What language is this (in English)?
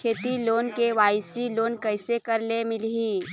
Chhattisgarhi